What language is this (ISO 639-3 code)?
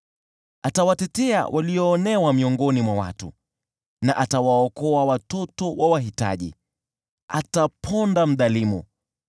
swa